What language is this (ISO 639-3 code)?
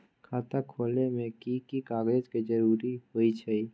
mag